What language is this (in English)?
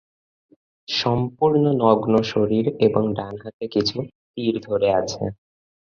Bangla